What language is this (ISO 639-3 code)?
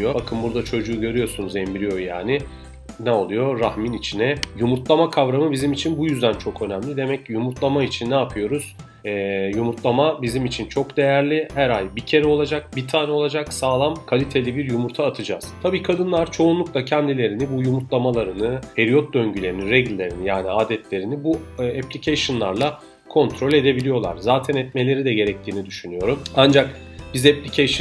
tur